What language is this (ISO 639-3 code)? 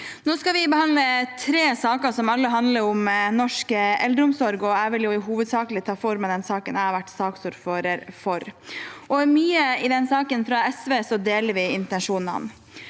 nor